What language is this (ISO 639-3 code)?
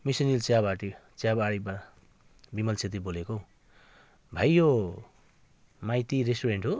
nep